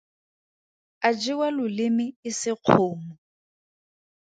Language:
Tswana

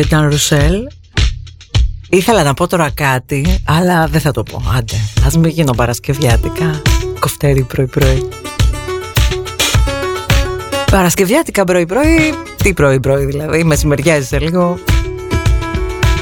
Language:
Greek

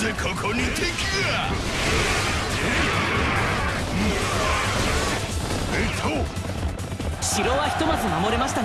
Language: Japanese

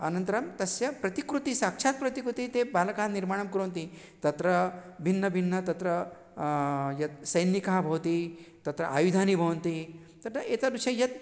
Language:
Sanskrit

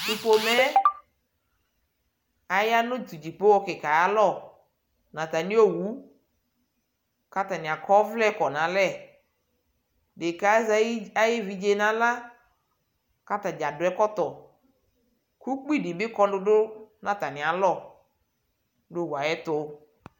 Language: Ikposo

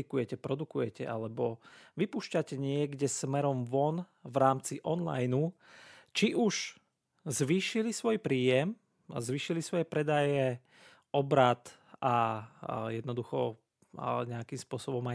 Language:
Slovak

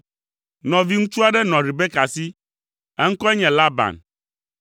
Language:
Ewe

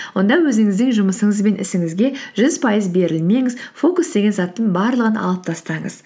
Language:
Kazakh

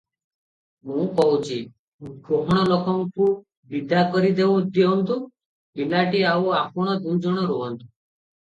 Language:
Odia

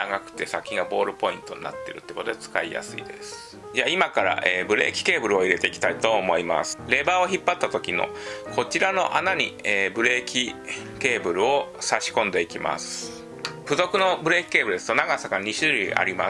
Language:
Japanese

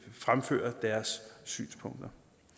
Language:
Danish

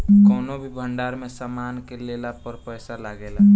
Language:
Bhojpuri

